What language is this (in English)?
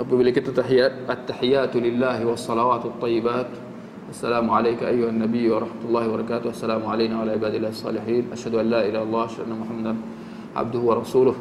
Malay